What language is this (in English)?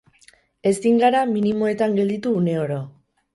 Basque